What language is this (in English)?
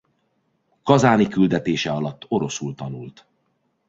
Hungarian